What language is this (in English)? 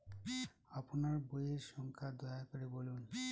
Bangla